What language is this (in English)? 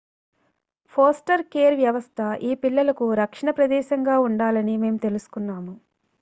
Telugu